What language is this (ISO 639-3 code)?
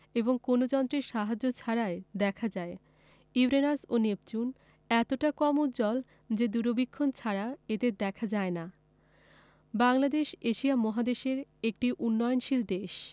ben